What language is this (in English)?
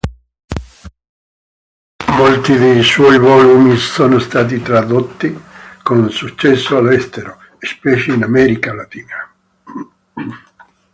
Italian